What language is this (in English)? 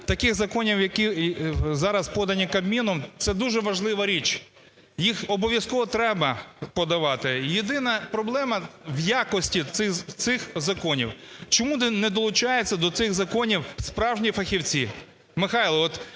Ukrainian